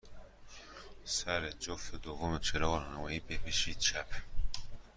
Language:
Persian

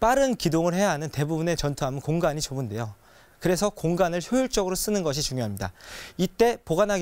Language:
Korean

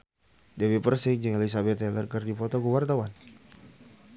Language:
Sundanese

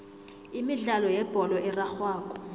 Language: South Ndebele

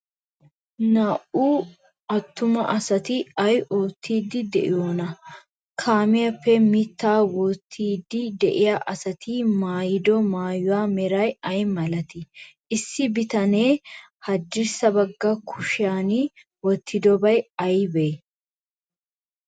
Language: Wolaytta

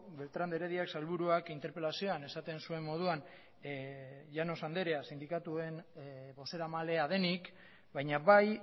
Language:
Basque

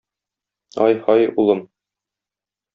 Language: Tatar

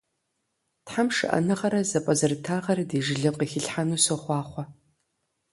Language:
Kabardian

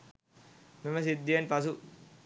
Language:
Sinhala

